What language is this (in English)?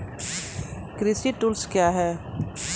Maithili